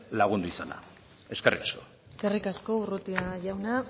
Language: Basque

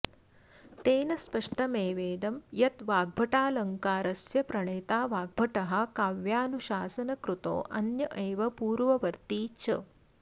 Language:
Sanskrit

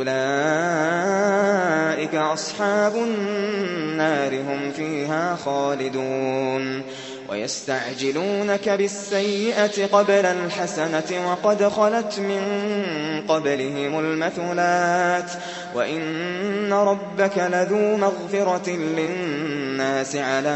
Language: Arabic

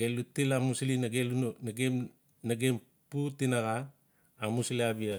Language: Notsi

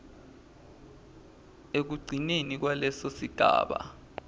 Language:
Swati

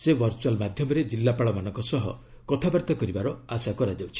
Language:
Odia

